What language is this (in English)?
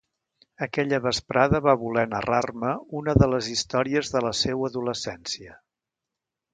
Catalan